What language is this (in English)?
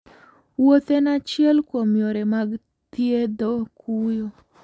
Luo (Kenya and Tanzania)